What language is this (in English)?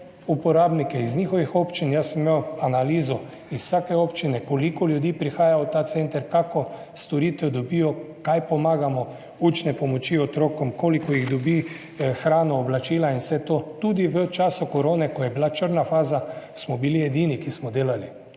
Slovenian